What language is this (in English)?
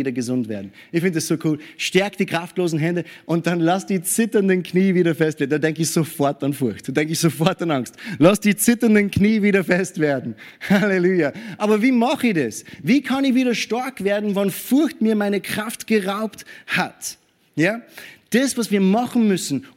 German